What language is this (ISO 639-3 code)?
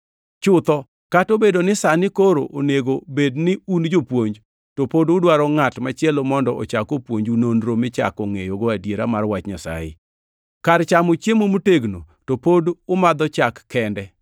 luo